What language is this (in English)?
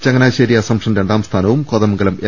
Malayalam